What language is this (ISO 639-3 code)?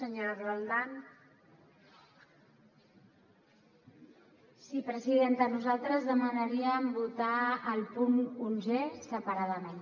cat